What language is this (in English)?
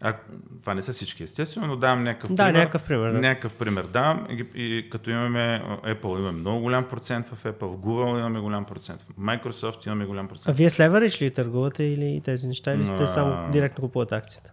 Bulgarian